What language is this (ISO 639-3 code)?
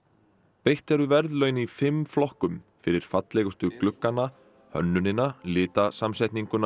isl